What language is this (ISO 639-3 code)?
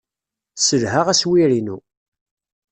kab